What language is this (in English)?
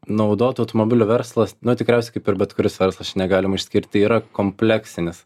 Lithuanian